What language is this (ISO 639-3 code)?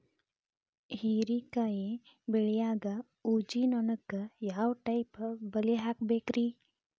kan